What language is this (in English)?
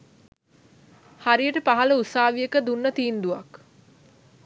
Sinhala